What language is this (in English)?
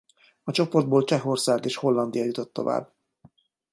Hungarian